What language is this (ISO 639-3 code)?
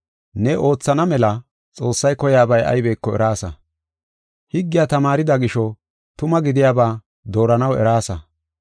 gof